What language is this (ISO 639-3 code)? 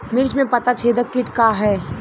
bho